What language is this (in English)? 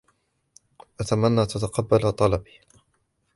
Arabic